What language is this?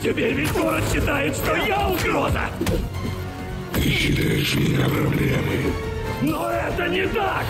Russian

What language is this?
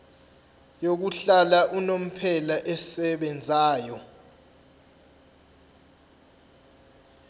Zulu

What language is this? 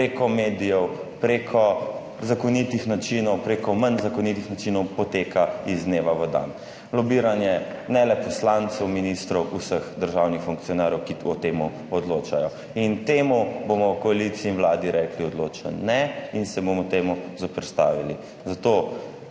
Slovenian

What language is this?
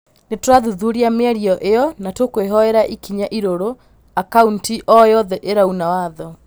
Kikuyu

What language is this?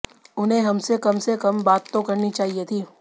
Hindi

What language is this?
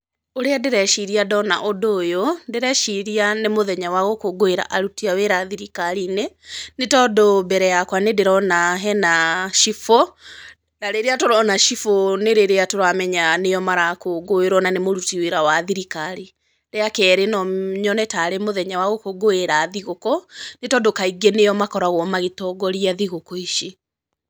Kikuyu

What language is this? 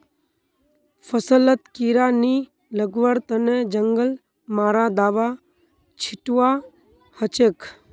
Magahi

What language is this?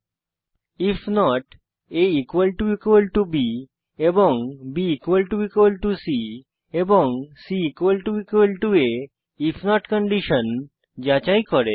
Bangla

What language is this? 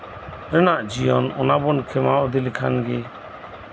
Santali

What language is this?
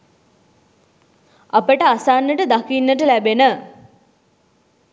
Sinhala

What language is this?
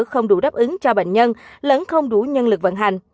Vietnamese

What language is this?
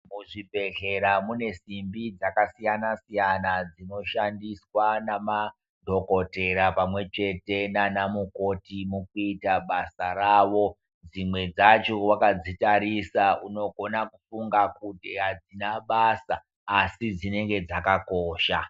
Ndau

